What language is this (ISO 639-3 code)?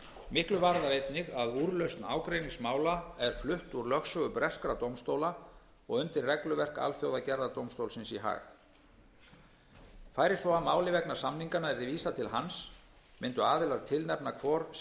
isl